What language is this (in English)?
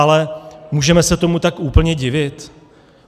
Czech